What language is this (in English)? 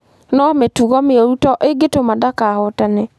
Kikuyu